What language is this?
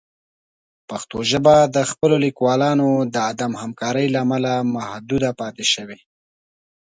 Pashto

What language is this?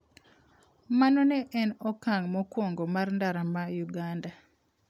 Luo (Kenya and Tanzania)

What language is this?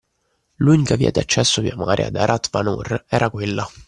Italian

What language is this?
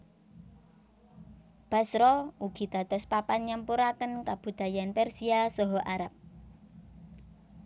Javanese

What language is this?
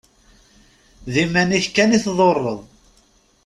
Kabyle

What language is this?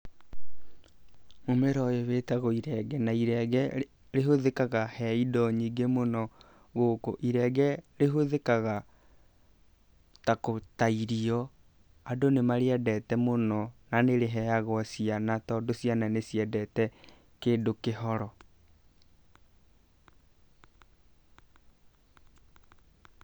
Kikuyu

